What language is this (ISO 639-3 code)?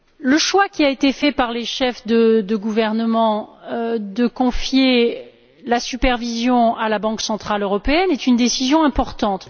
fra